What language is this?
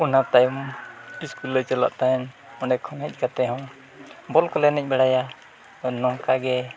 Santali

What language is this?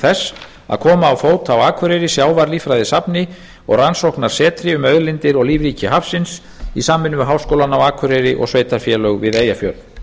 Icelandic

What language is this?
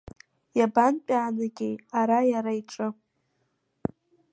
Abkhazian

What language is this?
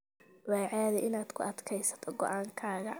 Somali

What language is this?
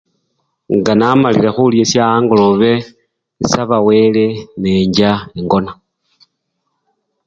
Luyia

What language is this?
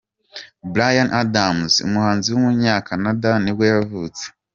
Kinyarwanda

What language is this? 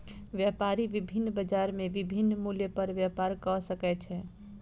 Maithili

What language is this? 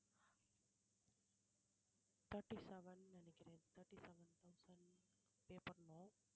Tamil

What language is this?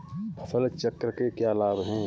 Hindi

